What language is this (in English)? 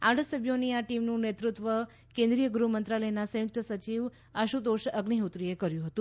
Gujarati